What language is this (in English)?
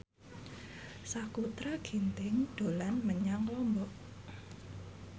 Javanese